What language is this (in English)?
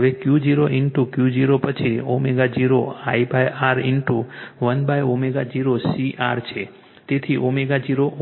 Gujarati